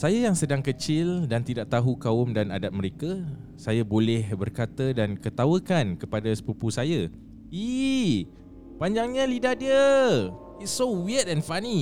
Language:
Malay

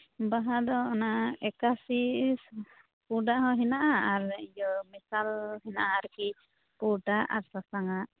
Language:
Santali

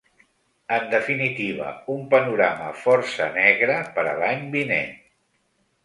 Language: Catalan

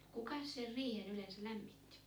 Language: Finnish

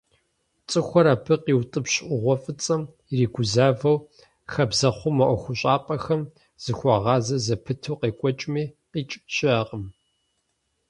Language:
Kabardian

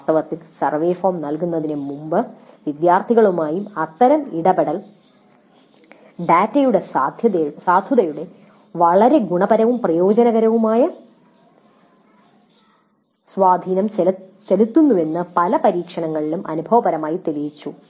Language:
Malayalam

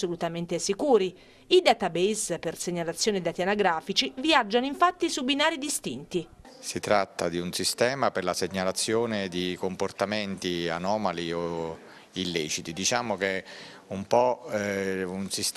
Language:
Italian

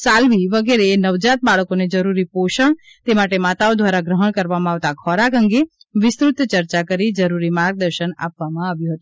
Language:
Gujarati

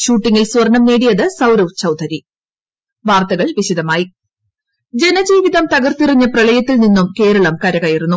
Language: Malayalam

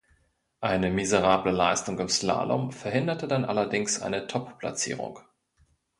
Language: German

